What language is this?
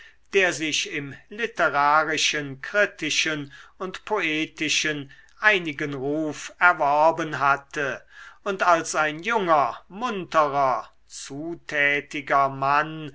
German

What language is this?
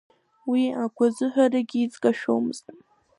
Abkhazian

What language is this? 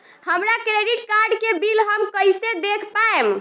Bhojpuri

